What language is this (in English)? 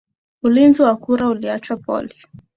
Swahili